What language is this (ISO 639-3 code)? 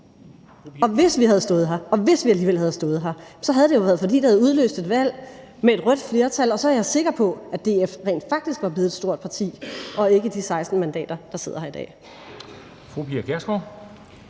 dan